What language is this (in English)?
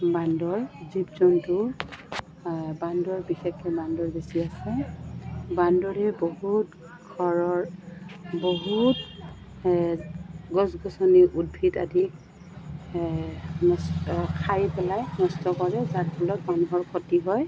Assamese